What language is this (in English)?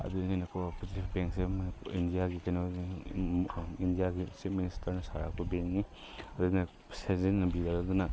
Manipuri